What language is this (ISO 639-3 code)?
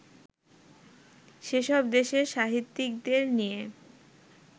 ben